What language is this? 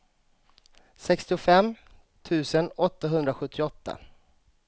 Swedish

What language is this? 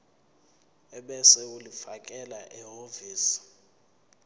Zulu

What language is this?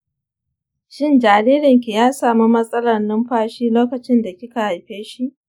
Hausa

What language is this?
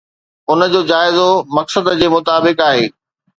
Sindhi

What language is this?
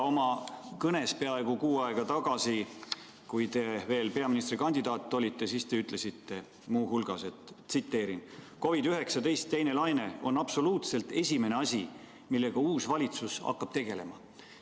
Estonian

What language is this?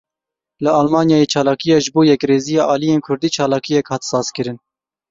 Kurdish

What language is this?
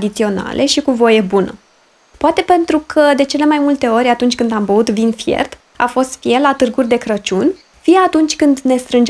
Romanian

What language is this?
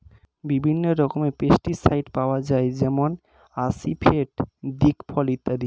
Bangla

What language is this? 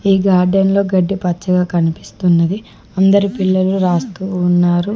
Telugu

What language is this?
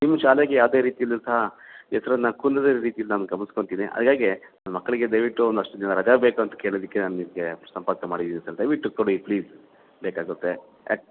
Kannada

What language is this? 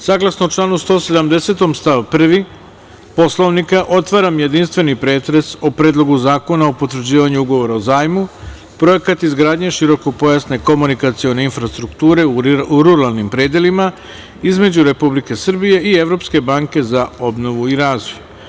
Serbian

